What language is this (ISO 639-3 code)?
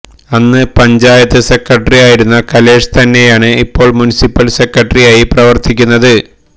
mal